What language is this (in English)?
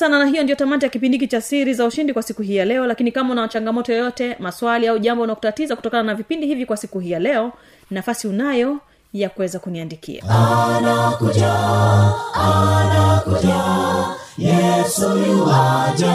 Swahili